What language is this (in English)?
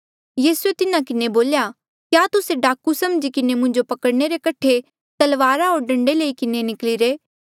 Mandeali